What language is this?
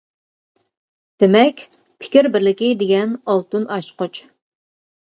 Uyghur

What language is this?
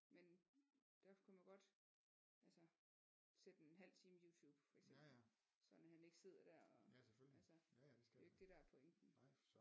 Danish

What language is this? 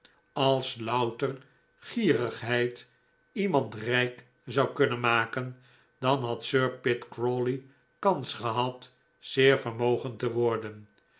Dutch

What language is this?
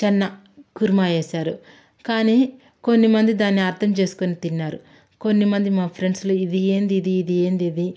Telugu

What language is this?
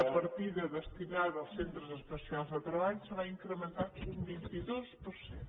Catalan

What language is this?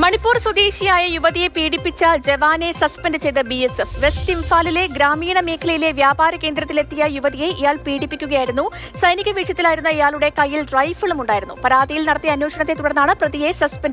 Hindi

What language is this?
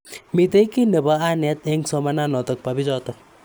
Kalenjin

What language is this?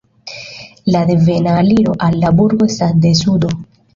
Esperanto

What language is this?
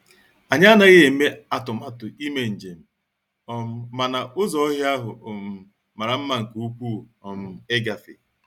Igbo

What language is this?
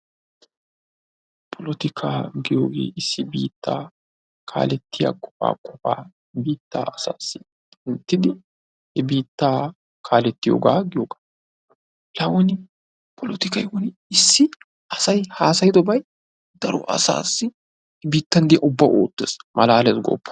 Wolaytta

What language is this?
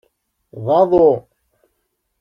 Kabyle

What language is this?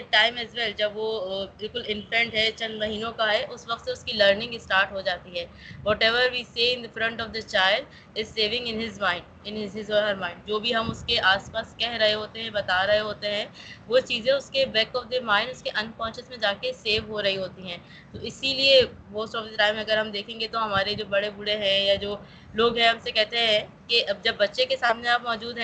Urdu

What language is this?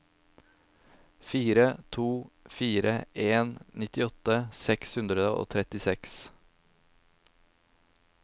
Norwegian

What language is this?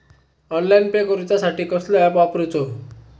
Marathi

